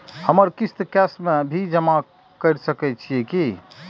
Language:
Maithili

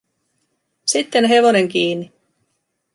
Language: Finnish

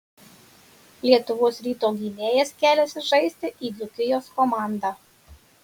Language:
Lithuanian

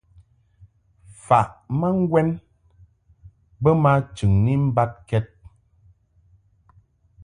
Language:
Mungaka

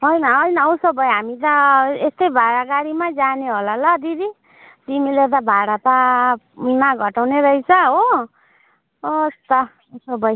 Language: Nepali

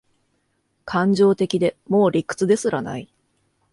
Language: Japanese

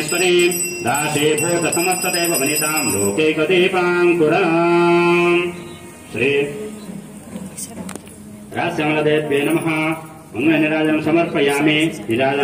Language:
Telugu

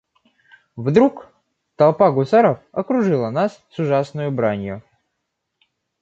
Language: Russian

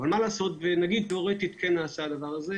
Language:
Hebrew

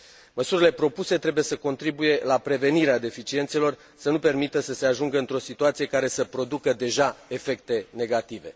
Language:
Romanian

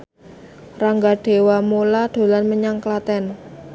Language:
Javanese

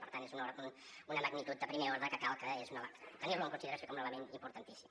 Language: Catalan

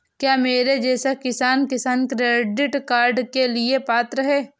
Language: Hindi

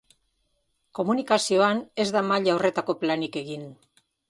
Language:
Basque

